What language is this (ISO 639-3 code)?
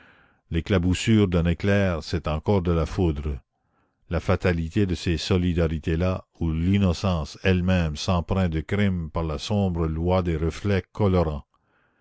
fra